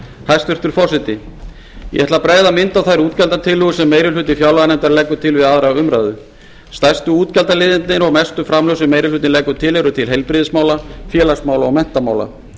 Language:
Icelandic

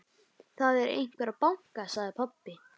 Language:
Icelandic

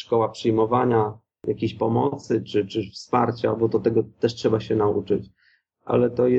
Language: Polish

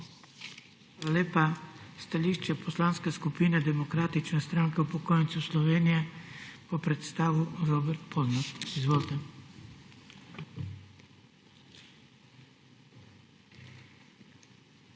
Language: Slovenian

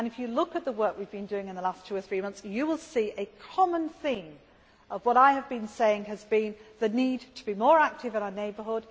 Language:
English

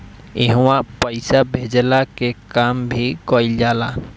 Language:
Bhojpuri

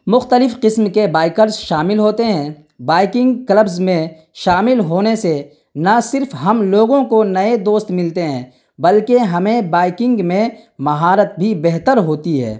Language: Urdu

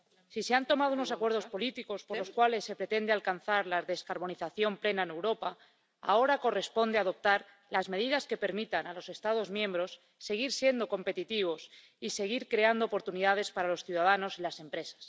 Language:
Spanish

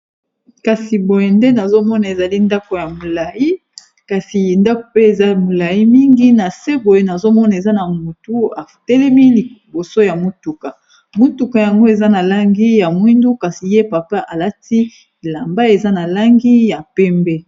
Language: Lingala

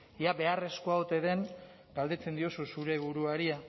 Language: Basque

